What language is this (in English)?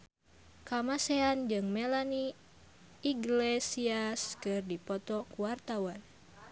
Sundanese